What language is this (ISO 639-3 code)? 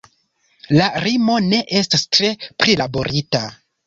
epo